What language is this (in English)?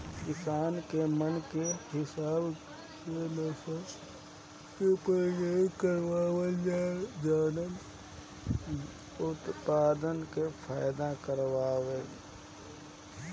Bhojpuri